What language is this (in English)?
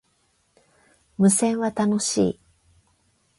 Japanese